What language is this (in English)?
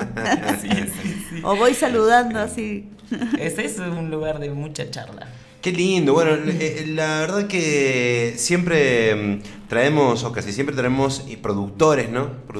Spanish